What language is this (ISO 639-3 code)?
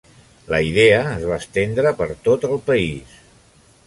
cat